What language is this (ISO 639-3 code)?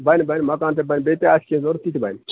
kas